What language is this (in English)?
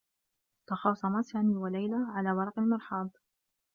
Arabic